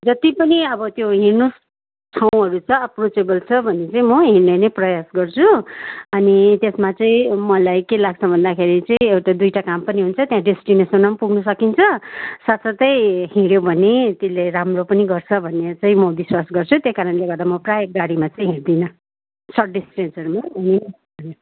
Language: Nepali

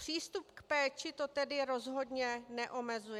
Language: Czech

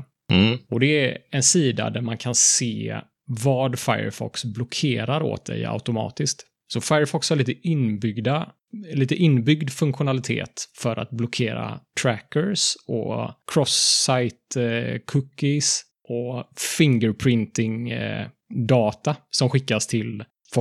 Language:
Swedish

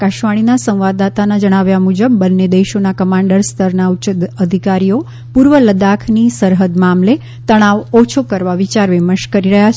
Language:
Gujarati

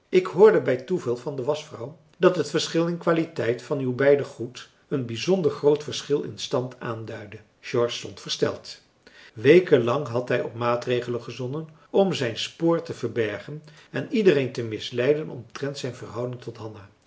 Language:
Dutch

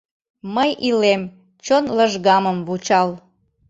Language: Mari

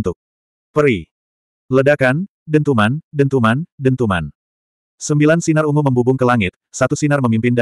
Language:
Indonesian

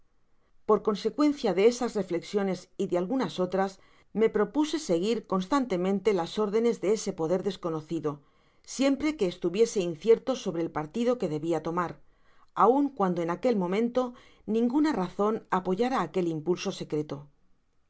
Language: Spanish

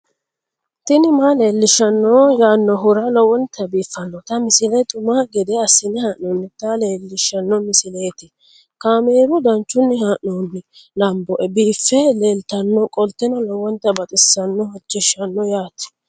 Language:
Sidamo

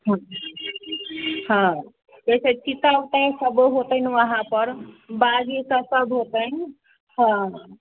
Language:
Maithili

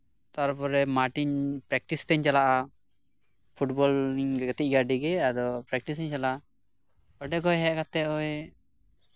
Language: Santali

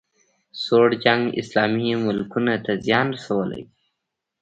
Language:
Pashto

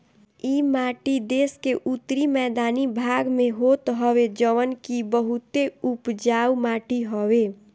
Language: Bhojpuri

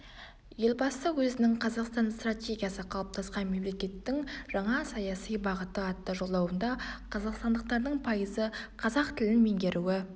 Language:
Kazakh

